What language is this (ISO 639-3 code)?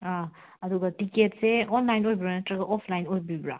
mni